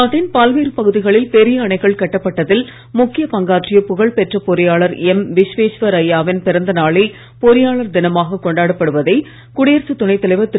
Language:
Tamil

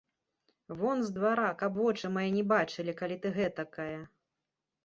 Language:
Belarusian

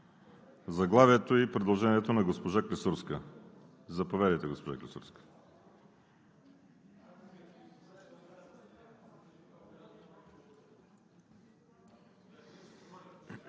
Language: Bulgarian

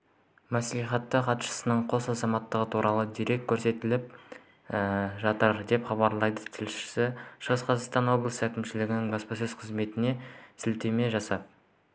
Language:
Kazakh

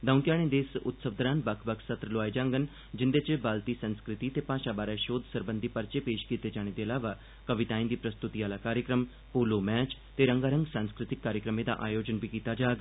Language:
Dogri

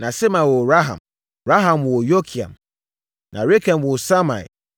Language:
Akan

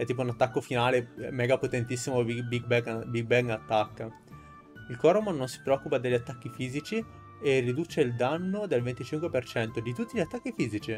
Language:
Italian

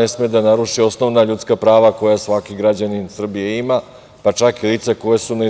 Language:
Serbian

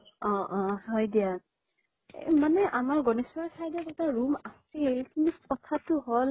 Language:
Assamese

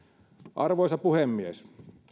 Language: Finnish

